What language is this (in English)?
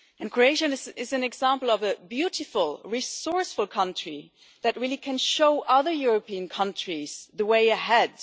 English